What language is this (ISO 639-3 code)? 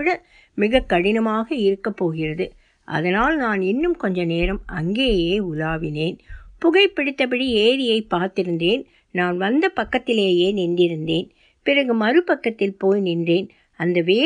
tam